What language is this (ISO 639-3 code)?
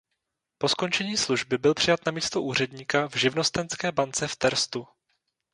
ces